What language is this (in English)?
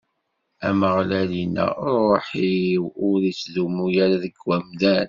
Kabyle